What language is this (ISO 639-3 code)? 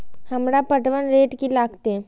mai